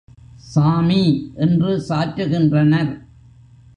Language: Tamil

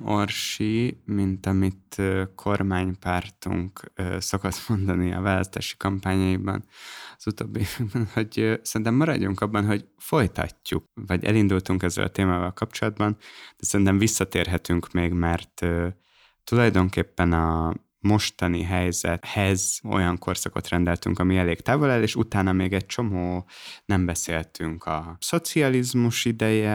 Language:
Hungarian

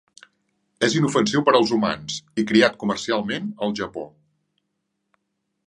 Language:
Catalan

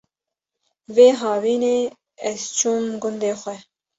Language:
Kurdish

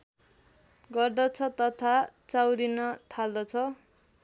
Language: Nepali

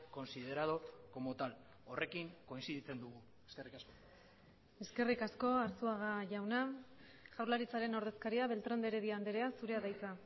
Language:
Basque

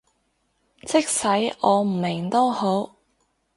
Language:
Cantonese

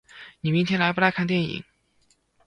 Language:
Chinese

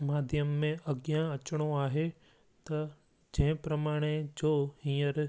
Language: Sindhi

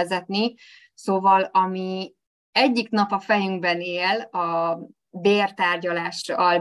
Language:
Hungarian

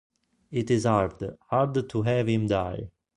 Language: Italian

